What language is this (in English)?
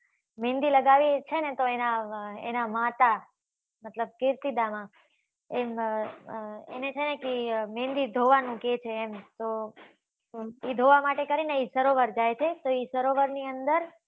Gujarati